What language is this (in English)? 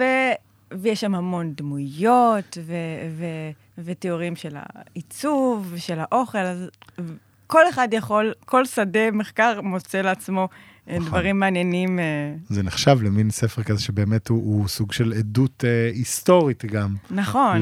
Hebrew